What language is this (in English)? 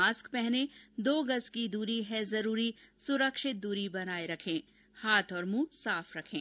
Hindi